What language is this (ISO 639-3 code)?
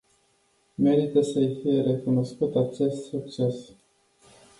ron